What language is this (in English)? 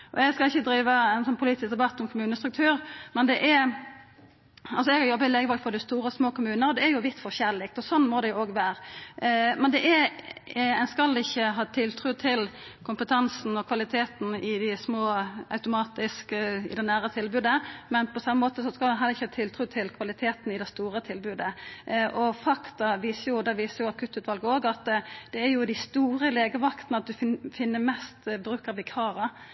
Norwegian Nynorsk